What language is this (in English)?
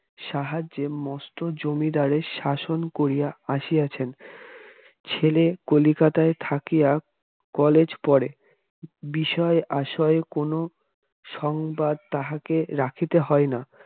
Bangla